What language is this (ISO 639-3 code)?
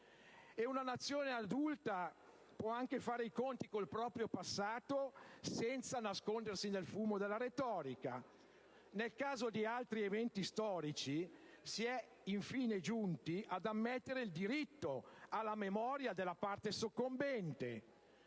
ita